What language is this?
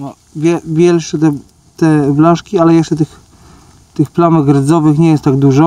Polish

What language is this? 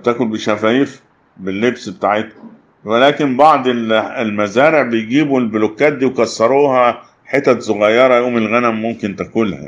Arabic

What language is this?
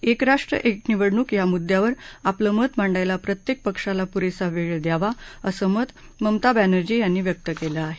Marathi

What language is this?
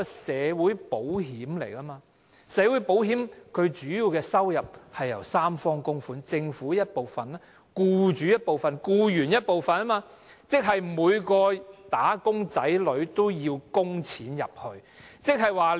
Cantonese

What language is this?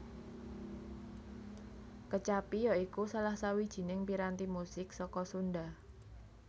Javanese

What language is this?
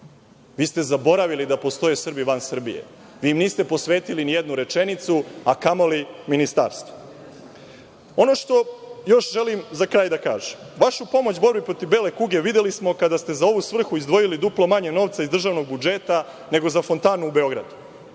Serbian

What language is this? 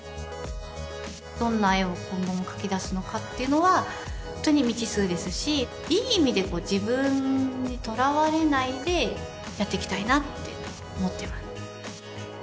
Japanese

